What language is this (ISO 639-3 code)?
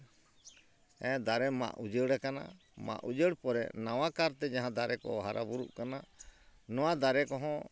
sat